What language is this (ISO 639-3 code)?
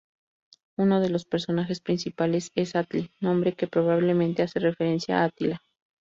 spa